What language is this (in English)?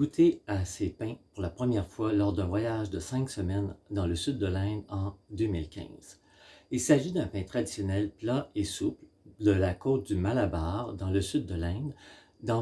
French